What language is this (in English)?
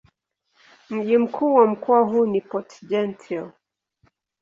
Swahili